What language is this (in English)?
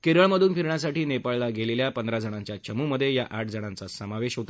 Marathi